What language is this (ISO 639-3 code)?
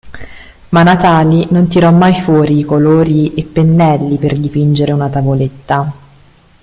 ita